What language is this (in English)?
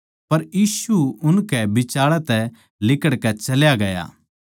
Haryanvi